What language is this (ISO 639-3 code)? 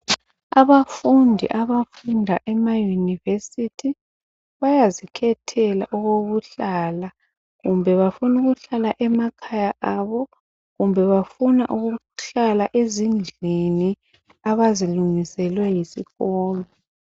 nde